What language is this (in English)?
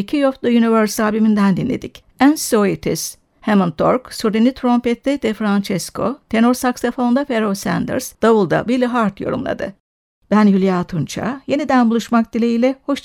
Turkish